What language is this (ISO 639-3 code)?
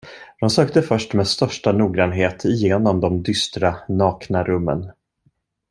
swe